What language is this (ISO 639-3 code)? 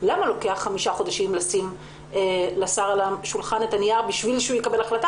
heb